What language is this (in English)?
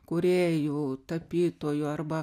Lithuanian